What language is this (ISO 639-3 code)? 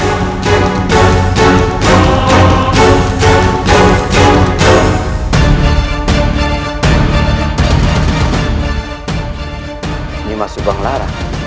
ind